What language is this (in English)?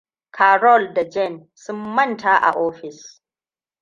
Hausa